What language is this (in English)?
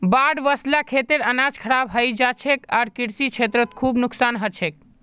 Magahi